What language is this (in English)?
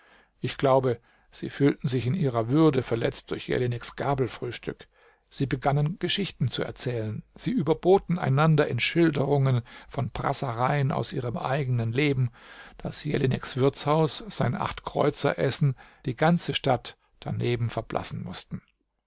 German